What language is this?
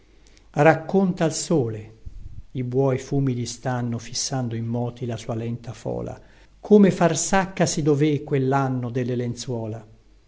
Italian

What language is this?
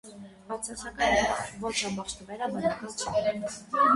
Armenian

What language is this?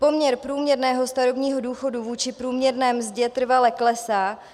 Czech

